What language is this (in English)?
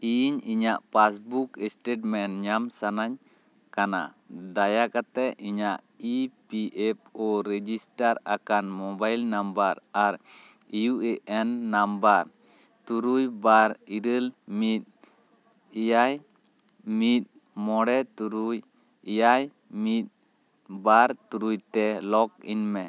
Santali